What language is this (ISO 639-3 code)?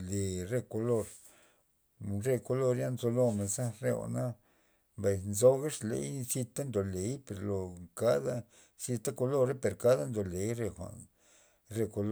ztp